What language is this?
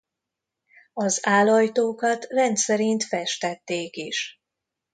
Hungarian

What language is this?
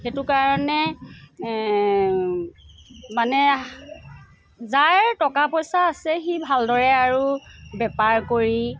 Assamese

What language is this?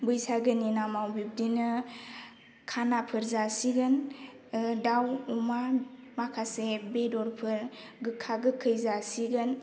Bodo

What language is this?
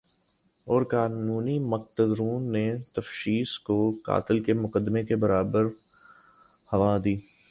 Urdu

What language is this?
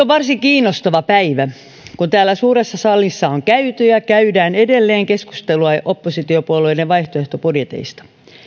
Finnish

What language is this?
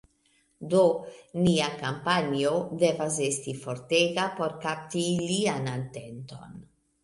Esperanto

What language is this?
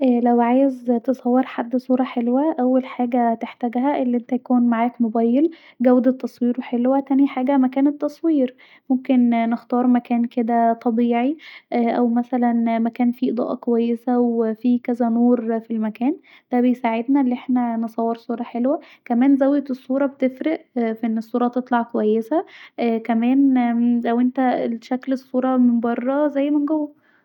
Egyptian Arabic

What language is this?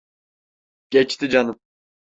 Turkish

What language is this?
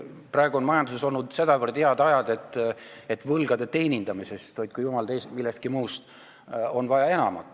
Estonian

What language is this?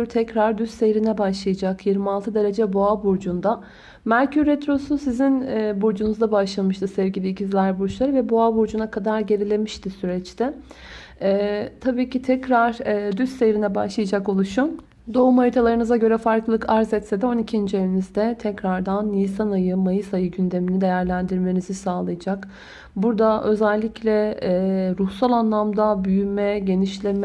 Turkish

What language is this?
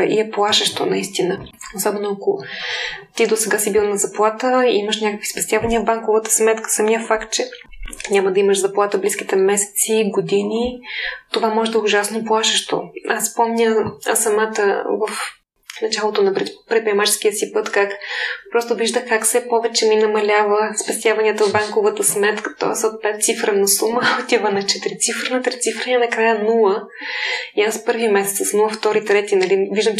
Bulgarian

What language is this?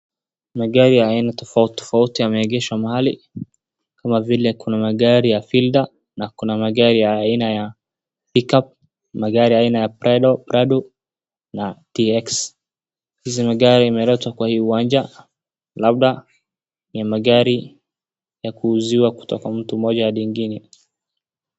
Swahili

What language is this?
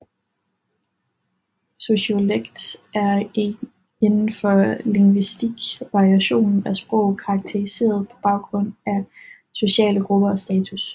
Danish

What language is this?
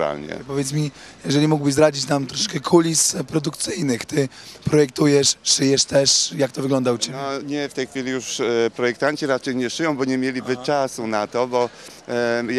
Polish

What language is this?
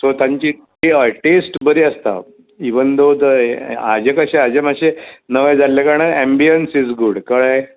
Konkani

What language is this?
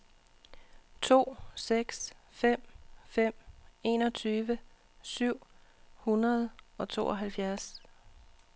Danish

